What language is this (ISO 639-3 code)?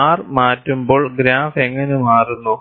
mal